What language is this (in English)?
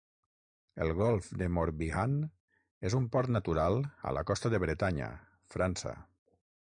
Catalan